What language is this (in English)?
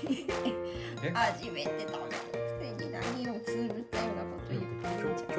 Japanese